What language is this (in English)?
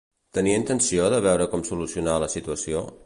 Catalan